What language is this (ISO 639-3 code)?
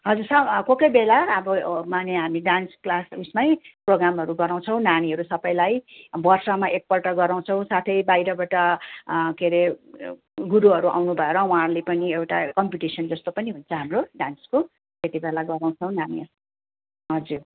nep